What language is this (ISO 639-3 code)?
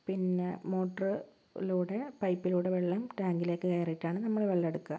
mal